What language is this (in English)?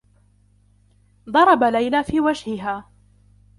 Arabic